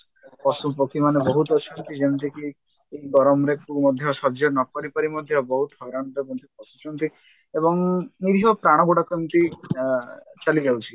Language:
Odia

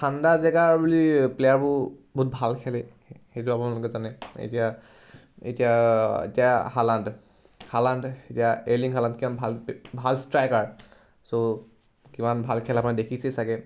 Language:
Assamese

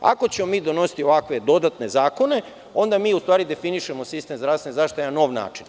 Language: Serbian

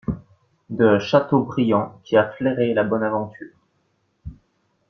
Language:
French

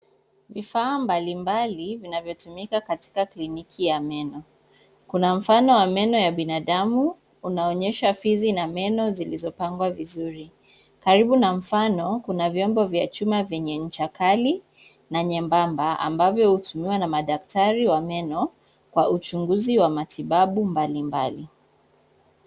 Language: Swahili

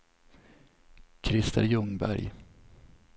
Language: Swedish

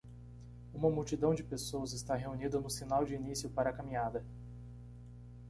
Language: Portuguese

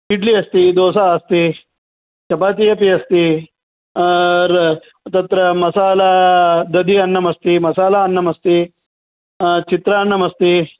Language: Sanskrit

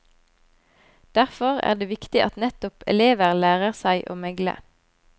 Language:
Norwegian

